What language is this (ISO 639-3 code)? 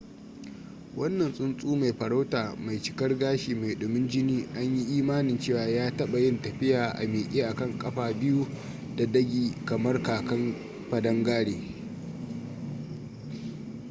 hau